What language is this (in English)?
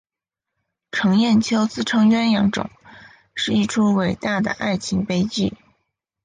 Chinese